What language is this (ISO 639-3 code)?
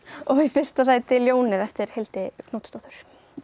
isl